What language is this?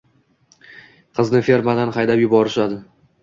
Uzbek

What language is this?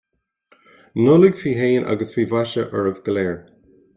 Irish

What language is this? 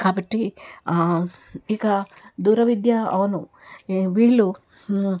Telugu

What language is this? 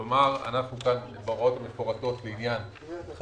Hebrew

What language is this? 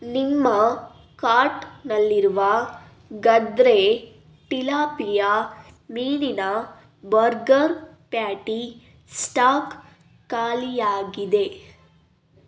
Kannada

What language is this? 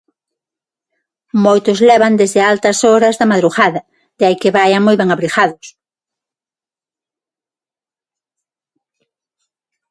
Galician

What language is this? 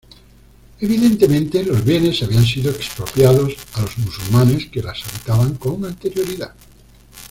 Spanish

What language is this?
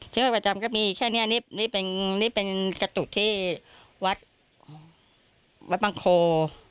Thai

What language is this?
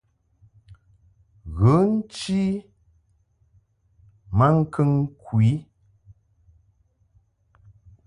Mungaka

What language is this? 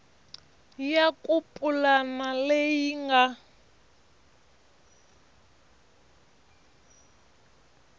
Tsonga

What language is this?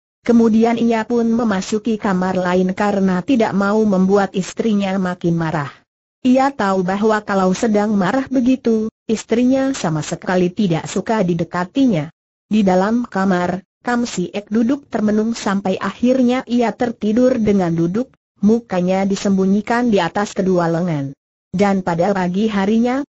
Indonesian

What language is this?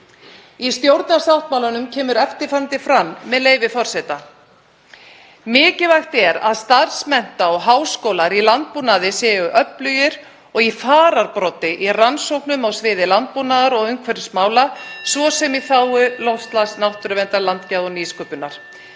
Icelandic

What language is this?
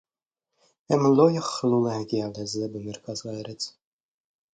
Hebrew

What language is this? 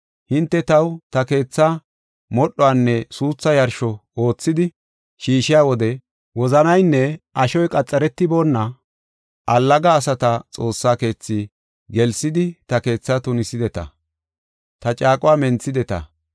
Gofa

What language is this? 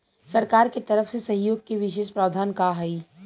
Bhojpuri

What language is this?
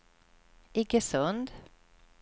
Swedish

